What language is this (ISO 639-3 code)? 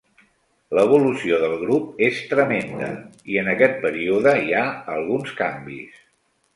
cat